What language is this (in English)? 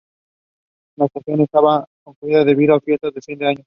Spanish